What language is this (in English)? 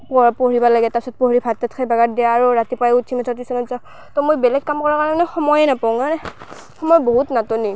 Assamese